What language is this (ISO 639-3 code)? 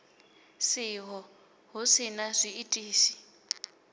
ven